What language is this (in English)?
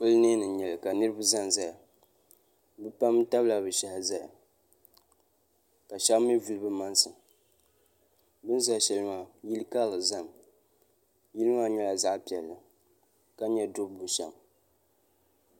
Dagbani